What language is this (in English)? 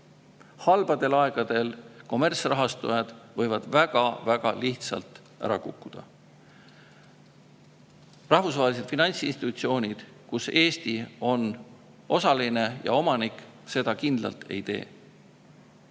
Estonian